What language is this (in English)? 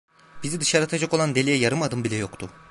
Turkish